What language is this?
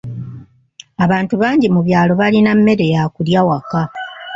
Ganda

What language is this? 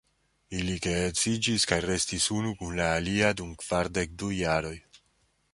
Esperanto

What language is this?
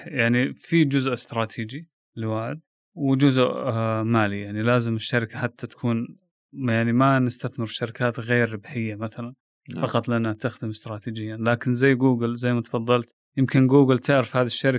Arabic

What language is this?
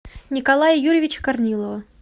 Russian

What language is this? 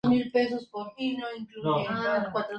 Spanish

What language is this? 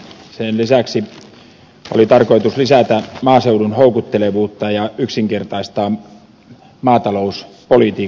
Finnish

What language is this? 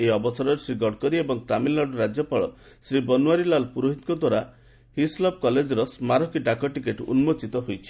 Odia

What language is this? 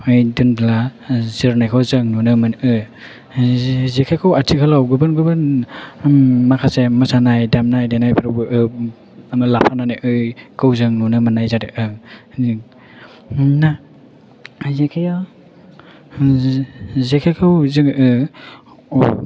Bodo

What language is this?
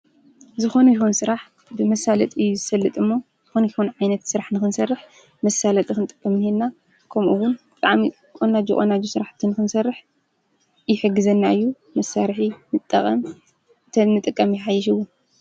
Tigrinya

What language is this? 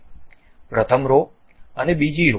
Gujarati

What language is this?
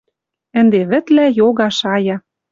Western Mari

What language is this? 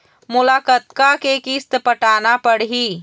Chhattisgarhi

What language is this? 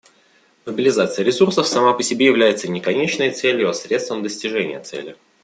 Russian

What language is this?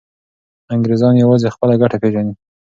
Pashto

